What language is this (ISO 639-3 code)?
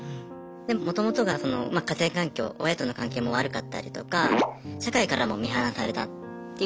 jpn